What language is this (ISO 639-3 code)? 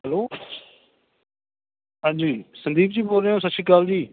pan